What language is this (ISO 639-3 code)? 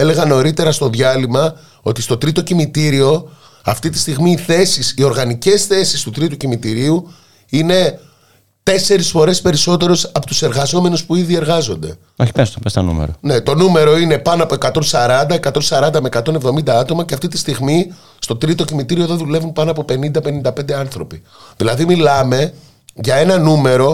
ell